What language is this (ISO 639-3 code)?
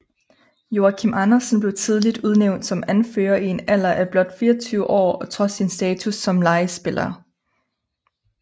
dan